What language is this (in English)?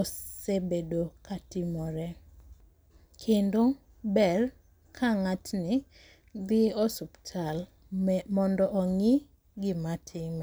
Luo (Kenya and Tanzania)